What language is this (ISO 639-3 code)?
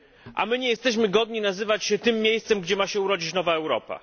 pol